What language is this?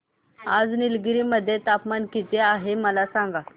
Marathi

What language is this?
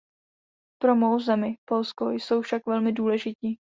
Czech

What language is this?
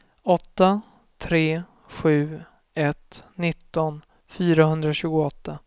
Swedish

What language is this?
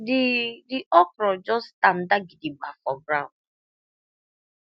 Nigerian Pidgin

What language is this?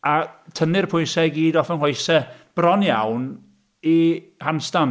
Welsh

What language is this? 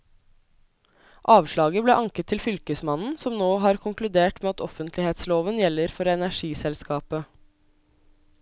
Norwegian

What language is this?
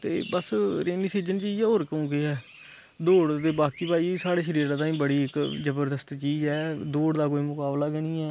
Dogri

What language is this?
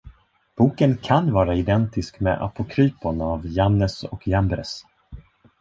Swedish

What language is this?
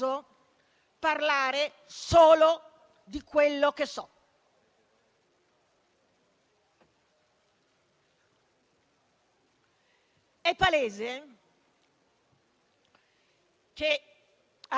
Italian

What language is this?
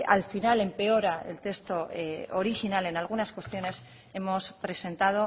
Spanish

